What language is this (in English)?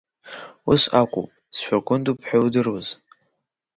Abkhazian